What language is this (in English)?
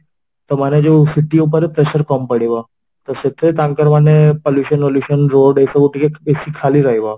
Odia